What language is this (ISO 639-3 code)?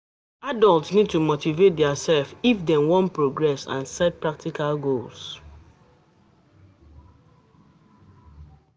pcm